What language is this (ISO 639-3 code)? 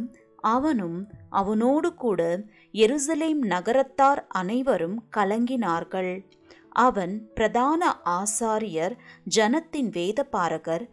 tam